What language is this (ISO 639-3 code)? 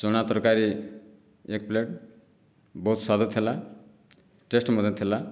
ori